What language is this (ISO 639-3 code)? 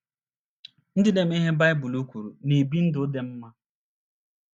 ibo